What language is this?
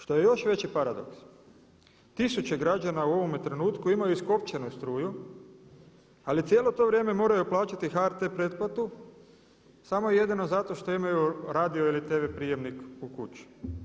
Croatian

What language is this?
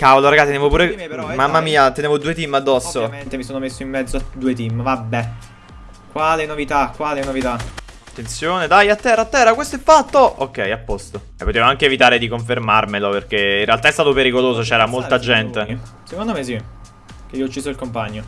Italian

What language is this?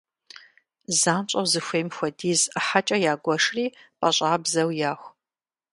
Kabardian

